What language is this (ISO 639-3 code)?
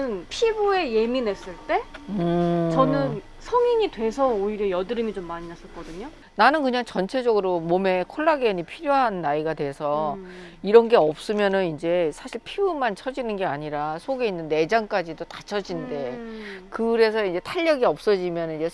kor